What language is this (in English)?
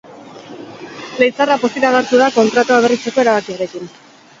Basque